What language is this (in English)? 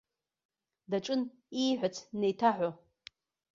Abkhazian